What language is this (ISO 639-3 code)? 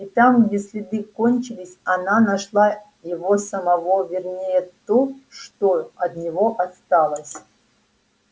rus